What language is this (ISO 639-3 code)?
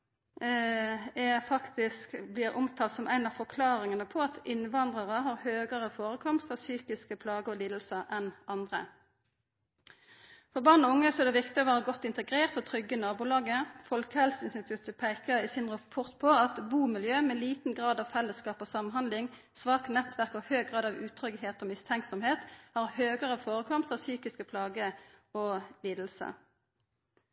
nno